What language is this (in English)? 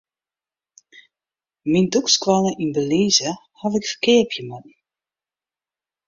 Western Frisian